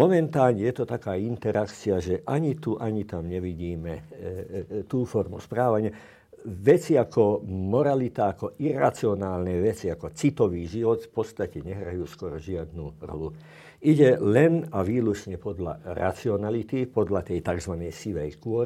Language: Slovak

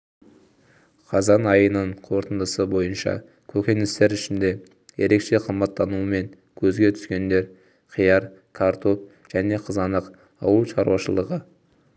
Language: Kazakh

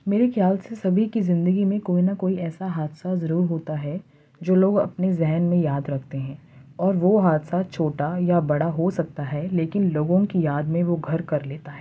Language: Urdu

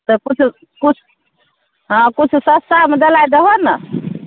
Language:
Maithili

